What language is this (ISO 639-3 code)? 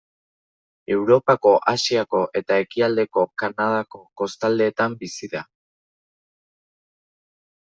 eus